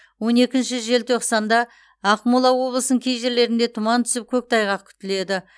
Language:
Kazakh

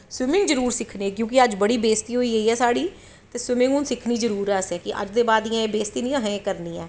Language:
Dogri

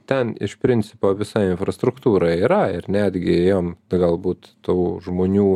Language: Lithuanian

